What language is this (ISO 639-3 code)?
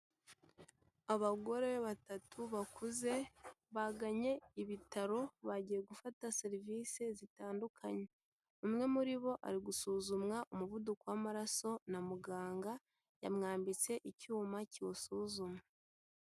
kin